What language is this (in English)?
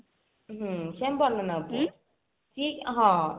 Odia